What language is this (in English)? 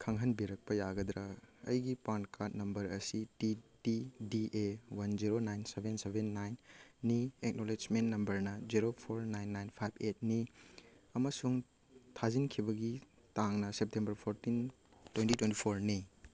Manipuri